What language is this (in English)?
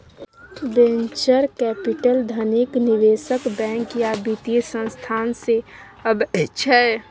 Maithili